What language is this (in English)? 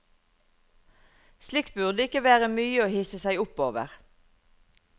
Norwegian